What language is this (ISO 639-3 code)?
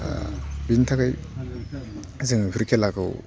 brx